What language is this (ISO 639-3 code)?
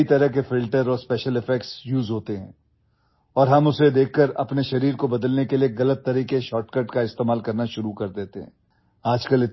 ori